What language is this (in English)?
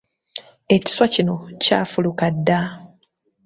Ganda